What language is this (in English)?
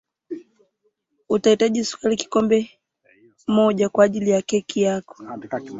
Swahili